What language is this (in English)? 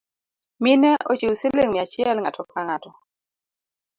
Luo (Kenya and Tanzania)